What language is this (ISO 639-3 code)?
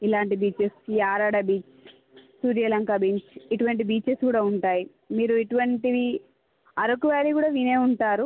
tel